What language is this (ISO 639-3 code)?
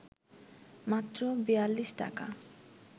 ben